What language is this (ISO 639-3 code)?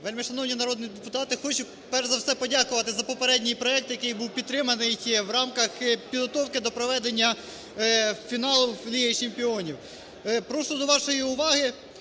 ukr